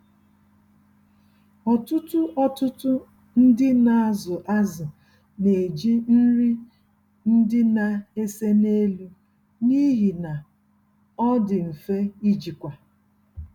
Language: Igbo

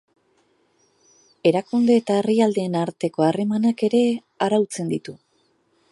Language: Basque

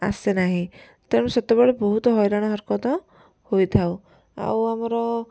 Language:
Odia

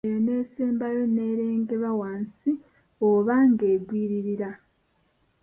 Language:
Ganda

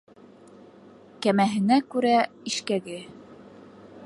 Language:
Bashkir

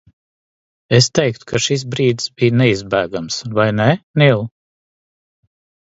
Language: Latvian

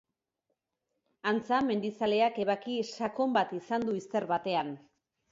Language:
Basque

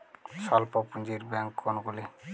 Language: Bangla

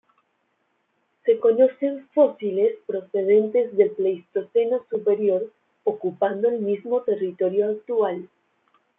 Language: Spanish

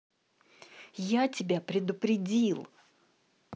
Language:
Russian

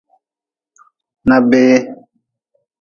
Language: Nawdm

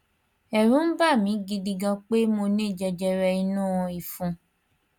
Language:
Yoruba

